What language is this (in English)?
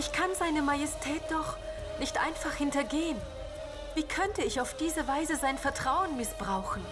German